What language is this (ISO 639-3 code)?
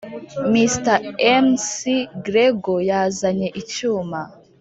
kin